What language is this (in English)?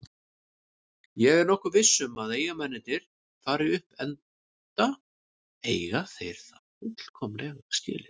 Icelandic